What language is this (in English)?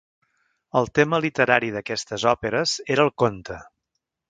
Catalan